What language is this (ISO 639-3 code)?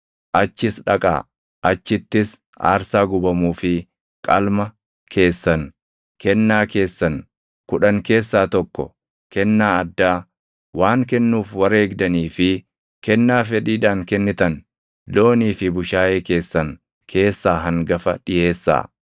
orm